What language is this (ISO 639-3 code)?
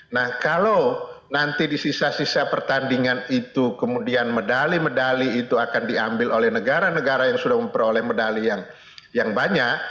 ind